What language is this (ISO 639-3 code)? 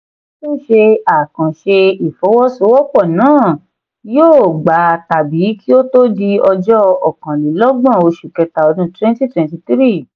yor